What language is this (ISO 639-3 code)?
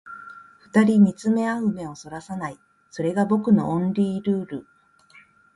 jpn